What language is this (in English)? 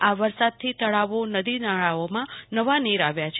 Gujarati